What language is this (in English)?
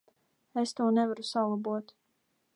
Latvian